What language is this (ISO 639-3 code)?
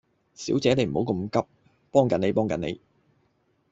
yue